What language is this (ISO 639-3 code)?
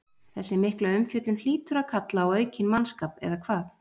isl